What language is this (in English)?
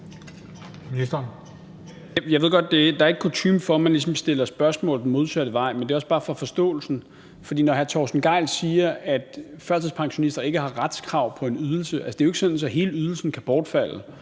Danish